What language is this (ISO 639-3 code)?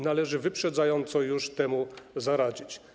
pol